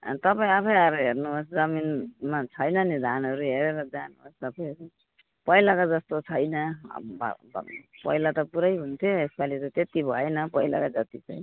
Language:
Nepali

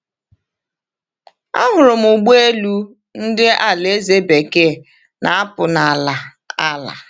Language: Igbo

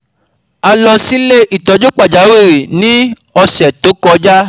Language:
Yoruba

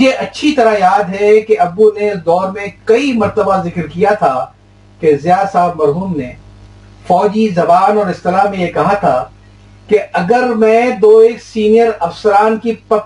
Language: Urdu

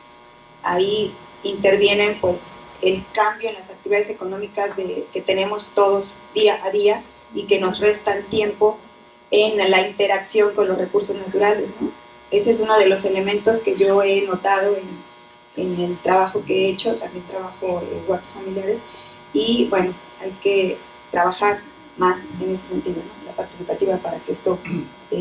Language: Spanish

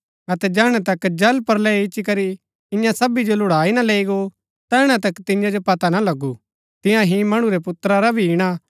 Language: Gaddi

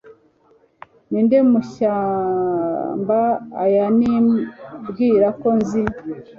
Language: Kinyarwanda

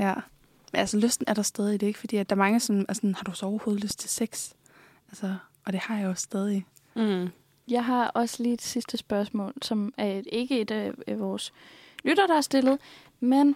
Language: Danish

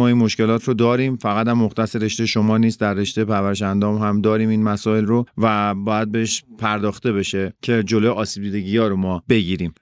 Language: Persian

